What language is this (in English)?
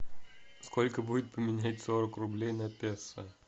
Russian